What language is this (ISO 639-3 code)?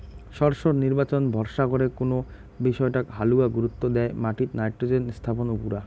ben